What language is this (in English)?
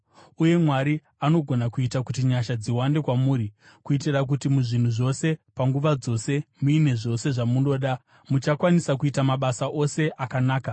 Shona